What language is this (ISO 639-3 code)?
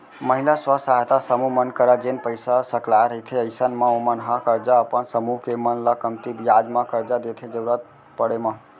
hne